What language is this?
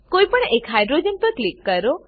Gujarati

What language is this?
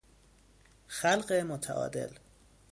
Persian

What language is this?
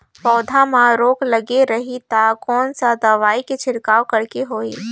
Chhattisgarhi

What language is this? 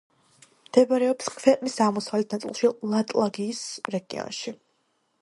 Georgian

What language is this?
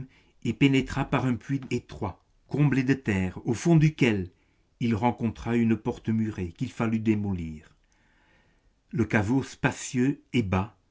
French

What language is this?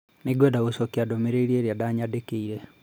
Kikuyu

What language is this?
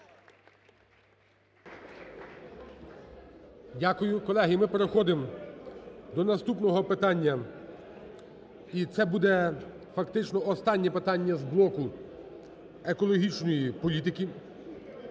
Ukrainian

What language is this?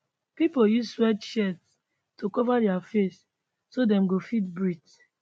Nigerian Pidgin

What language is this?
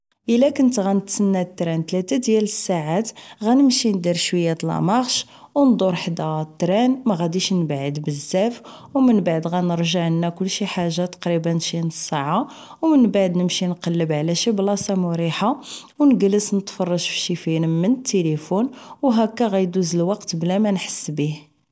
Moroccan Arabic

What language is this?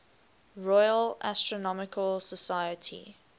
English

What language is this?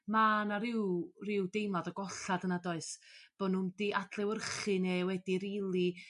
Welsh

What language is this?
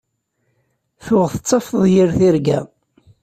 Kabyle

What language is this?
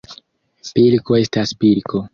Esperanto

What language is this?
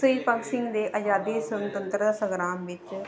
Punjabi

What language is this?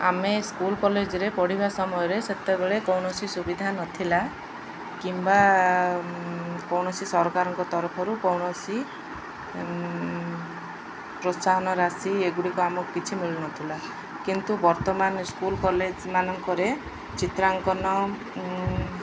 Odia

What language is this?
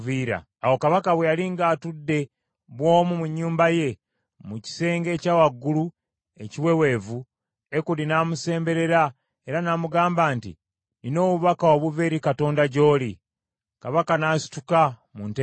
Ganda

